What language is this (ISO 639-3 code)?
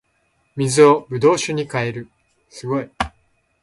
jpn